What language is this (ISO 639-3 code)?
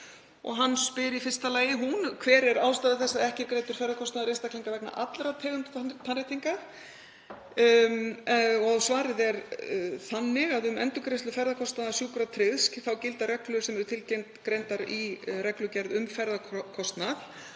isl